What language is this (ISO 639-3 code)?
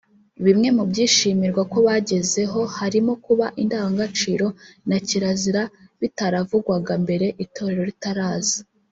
kin